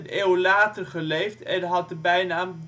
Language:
Dutch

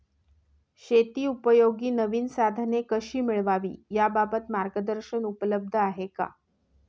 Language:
Marathi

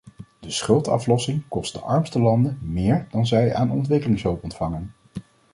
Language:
Dutch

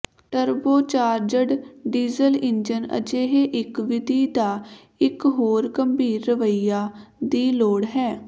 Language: Punjabi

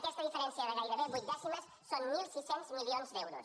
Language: Catalan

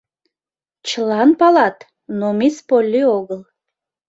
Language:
Mari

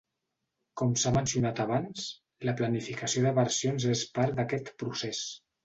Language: Catalan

